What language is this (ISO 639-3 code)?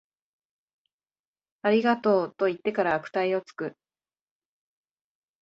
jpn